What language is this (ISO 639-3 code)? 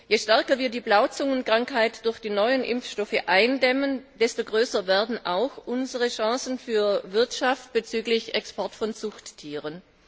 deu